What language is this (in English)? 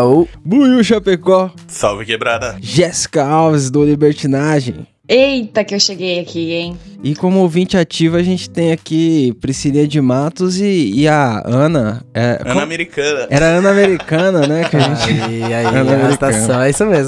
Portuguese